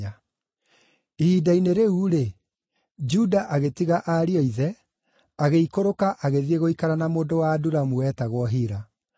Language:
Kikuyu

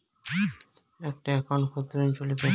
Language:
Bangla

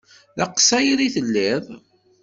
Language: Kabyle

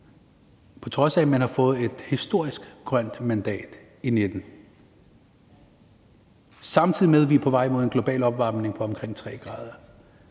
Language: Danish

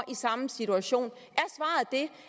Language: Danish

